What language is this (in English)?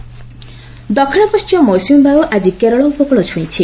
Odia